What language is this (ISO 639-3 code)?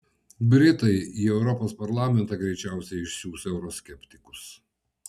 lit